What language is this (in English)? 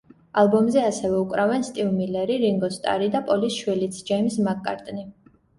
Georgian